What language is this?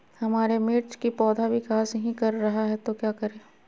Magahi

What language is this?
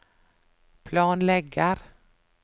Norwegian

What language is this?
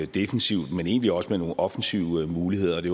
Danish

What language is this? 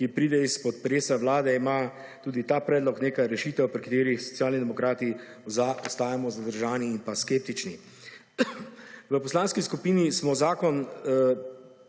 Slovenian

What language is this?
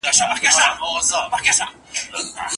Pashto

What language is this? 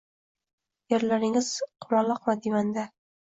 Uzbek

